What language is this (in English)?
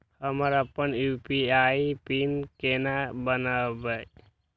Maithili